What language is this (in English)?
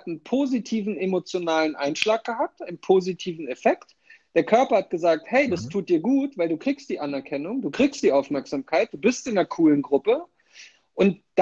German